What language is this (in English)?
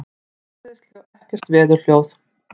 Icelandic